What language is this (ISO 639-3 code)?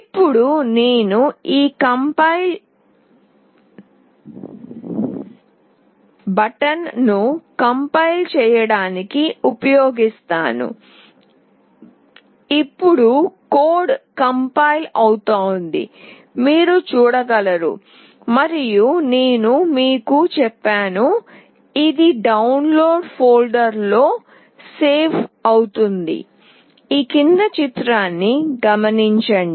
tel